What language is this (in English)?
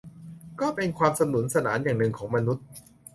Thai